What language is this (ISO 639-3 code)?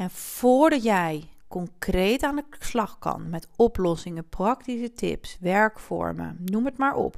nld